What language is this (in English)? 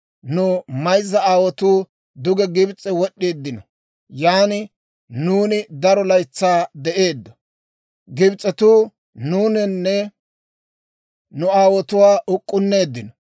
Dawro